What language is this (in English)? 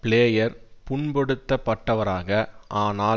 Tamil